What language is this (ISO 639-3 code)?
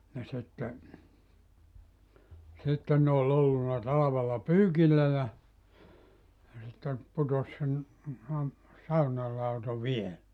fin